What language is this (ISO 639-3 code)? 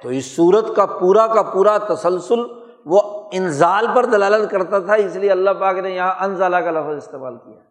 urd